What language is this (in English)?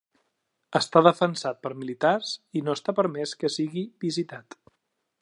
Catalan